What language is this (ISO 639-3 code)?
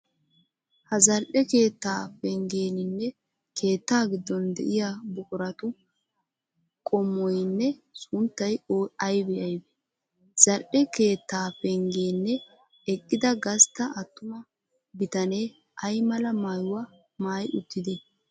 wal